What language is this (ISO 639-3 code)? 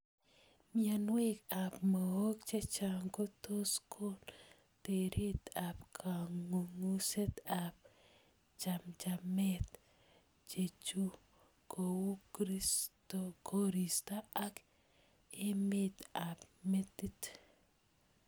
kln